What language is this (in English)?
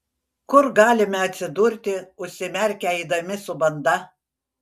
Lithuanian